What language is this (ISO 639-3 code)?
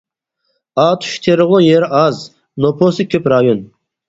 uig